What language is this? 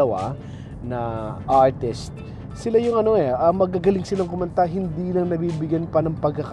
Filipino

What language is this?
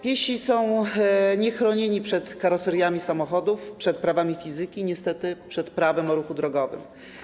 Polish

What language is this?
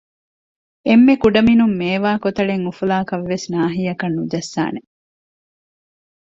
Divehi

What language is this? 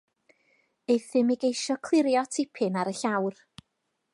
Welsh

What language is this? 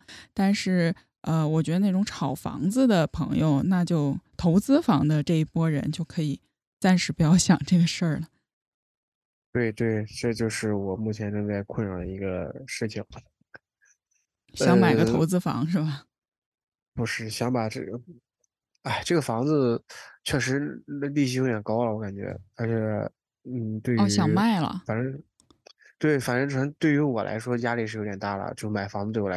Chinese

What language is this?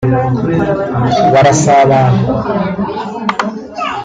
Kinyarwanda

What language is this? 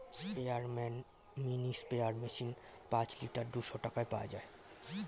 Bangla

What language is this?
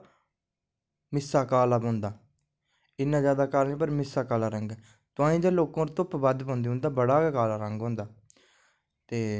Dogri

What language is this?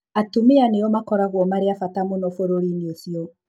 Kikuyu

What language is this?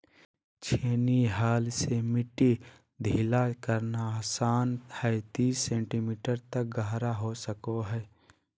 Magahi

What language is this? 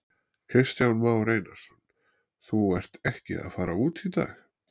Icelandic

